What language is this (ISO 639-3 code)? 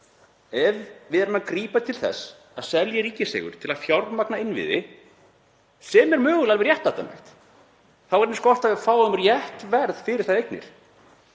isl